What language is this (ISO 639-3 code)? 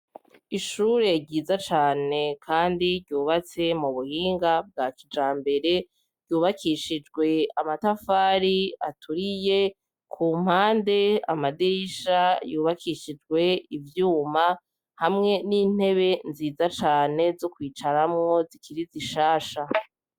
run